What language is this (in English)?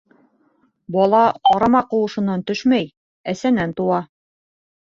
Bashkir